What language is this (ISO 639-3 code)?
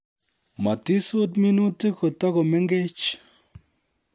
kln